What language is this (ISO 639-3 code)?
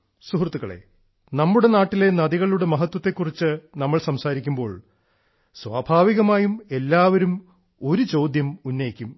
mal